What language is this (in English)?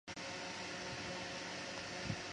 Chinese